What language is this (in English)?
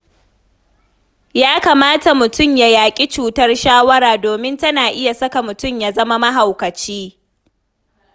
Hausa